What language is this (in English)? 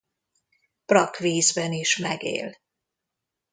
Hungarian